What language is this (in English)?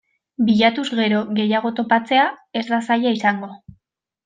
Basque